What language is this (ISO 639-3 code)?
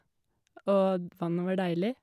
nor